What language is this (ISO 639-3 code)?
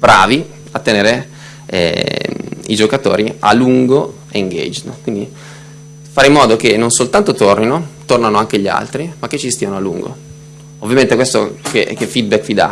ita